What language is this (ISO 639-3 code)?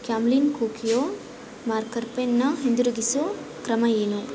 kan